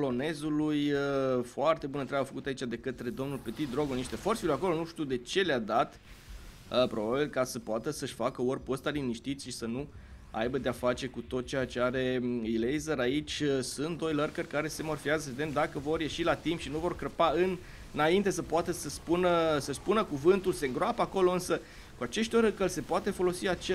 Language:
Romanian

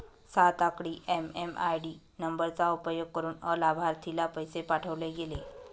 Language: Marathi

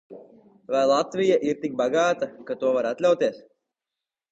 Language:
Latvian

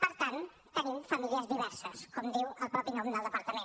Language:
Catalan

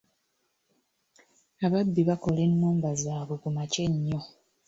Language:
Ganda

